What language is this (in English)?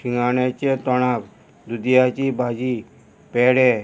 Konkani